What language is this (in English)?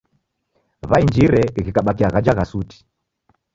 Taita